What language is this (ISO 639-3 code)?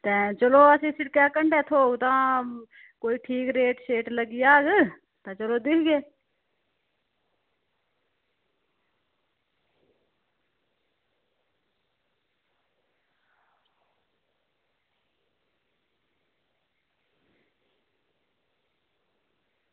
doi